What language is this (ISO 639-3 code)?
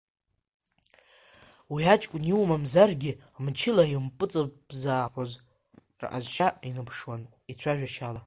abk